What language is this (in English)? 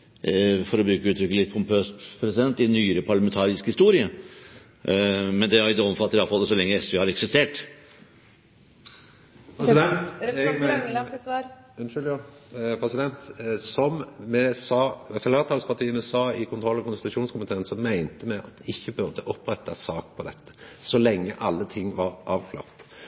Norwegian